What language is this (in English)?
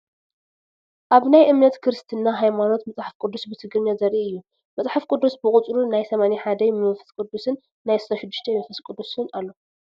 Tigrinya